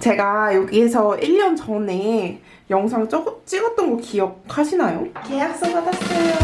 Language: Korean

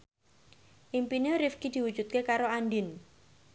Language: Javanese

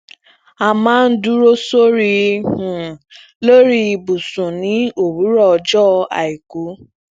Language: Yoruba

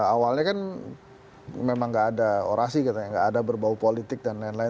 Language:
Indonesian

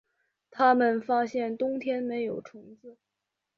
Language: Chinese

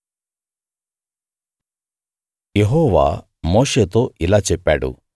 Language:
Telugu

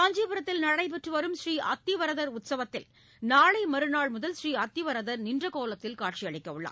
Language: Tamil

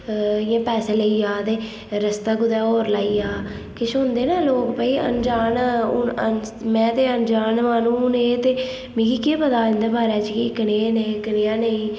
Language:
Dogri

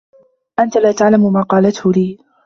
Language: Arabic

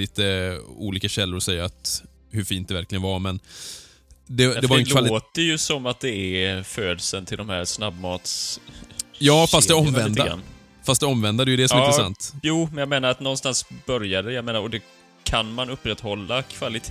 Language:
Swedish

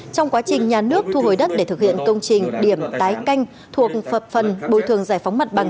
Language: Vietnamese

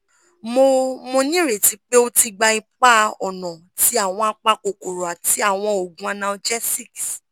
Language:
Yoruba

